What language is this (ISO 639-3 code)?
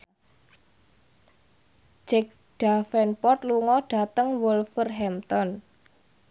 jav